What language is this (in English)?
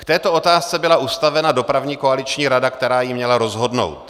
Czech